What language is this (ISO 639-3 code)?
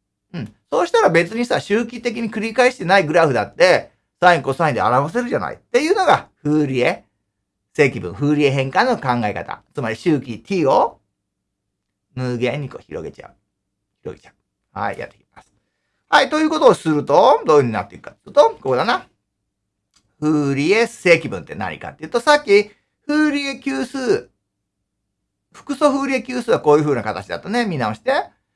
jpn